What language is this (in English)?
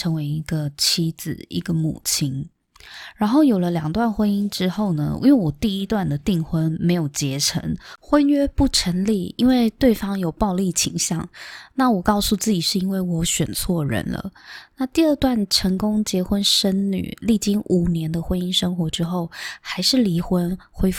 Chinese